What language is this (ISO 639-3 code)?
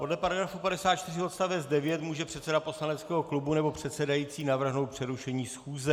ces